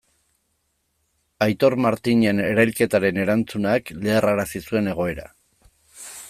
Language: Basque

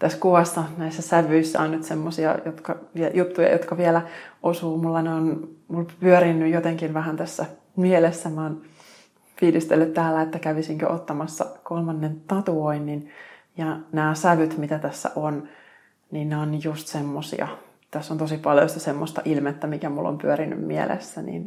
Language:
Finnish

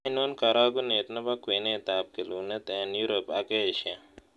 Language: Kalenjin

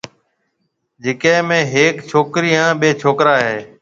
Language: Marwari (Pakistan)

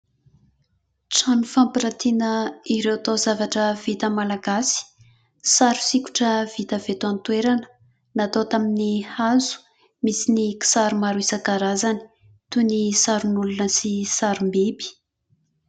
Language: Malagasy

